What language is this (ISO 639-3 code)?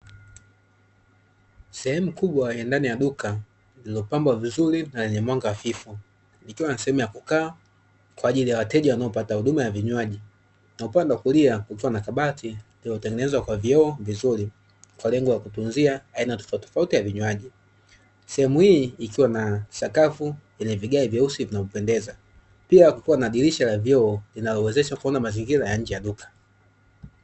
swa